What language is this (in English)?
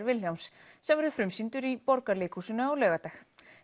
Icelandic